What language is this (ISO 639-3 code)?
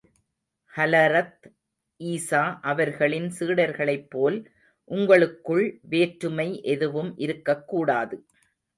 tam